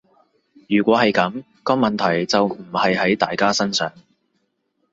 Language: Cantonese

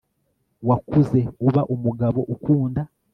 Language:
Kinyarwanda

